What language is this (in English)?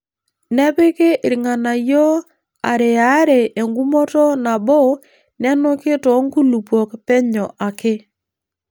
Masai